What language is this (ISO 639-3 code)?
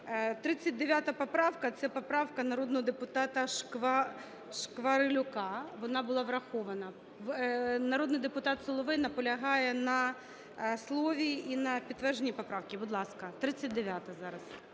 ukr